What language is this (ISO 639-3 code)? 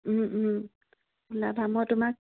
asm